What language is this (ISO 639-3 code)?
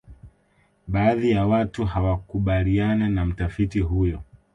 swa